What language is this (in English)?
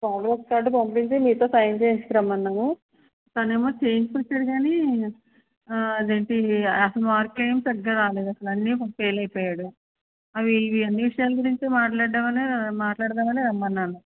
Telugu